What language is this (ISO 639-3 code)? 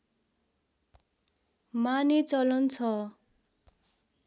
nep